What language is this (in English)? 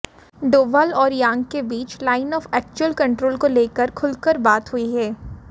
Hindi